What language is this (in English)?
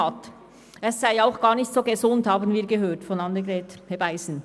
Swiss German